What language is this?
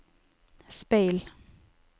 Norwegian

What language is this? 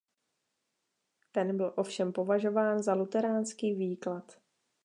Czech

